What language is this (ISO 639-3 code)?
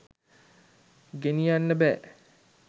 sin